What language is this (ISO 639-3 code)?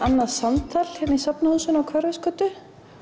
isl